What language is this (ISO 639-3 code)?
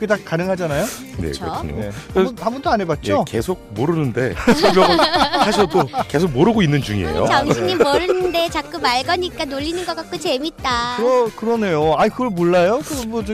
kor